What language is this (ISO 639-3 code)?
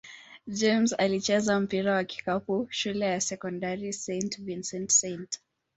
swa